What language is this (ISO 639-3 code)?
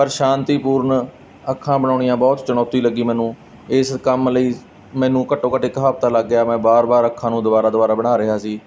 pan